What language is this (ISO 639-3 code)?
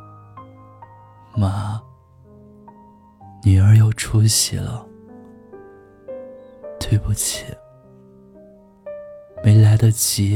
zho